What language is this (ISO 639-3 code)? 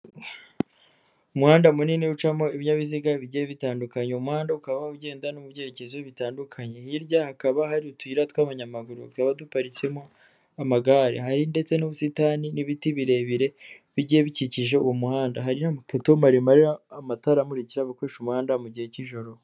kin